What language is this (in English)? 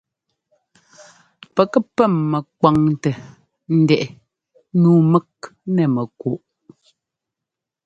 Ngomba